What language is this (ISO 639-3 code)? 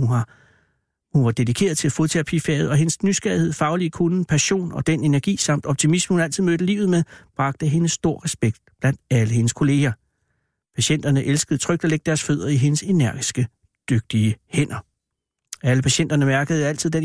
dan